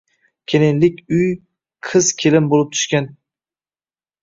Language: Uzbek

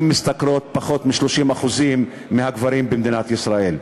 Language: Hebrew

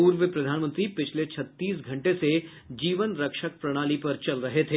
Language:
Hindi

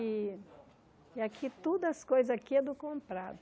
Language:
Portuguese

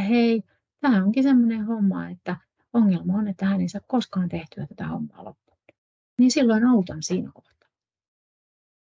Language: Finnish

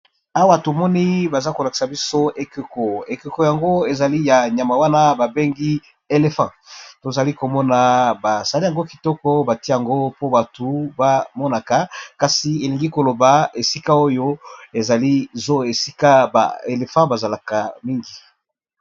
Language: Lingala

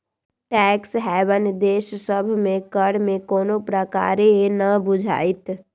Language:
Magahi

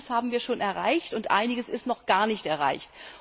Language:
German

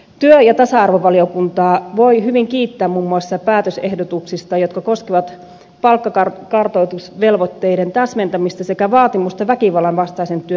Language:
Finnish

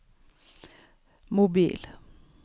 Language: Norwegian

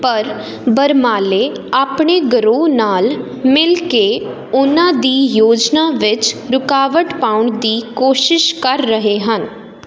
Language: Punjabi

